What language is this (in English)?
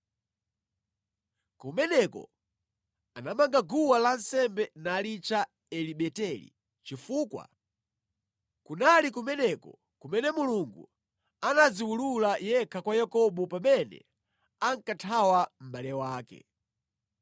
Nyanja